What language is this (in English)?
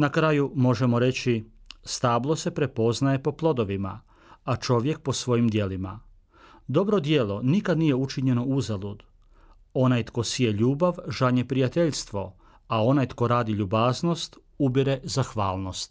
Croatian